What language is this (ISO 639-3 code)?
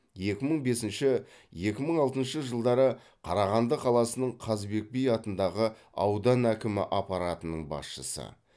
kaz